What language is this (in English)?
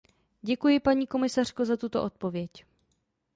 Czech